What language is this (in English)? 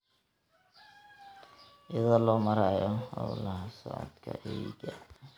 Somali